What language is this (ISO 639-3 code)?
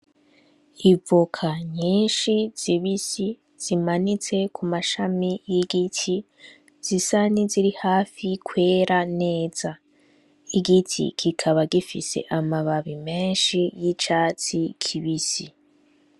run